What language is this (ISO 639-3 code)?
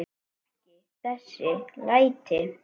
isl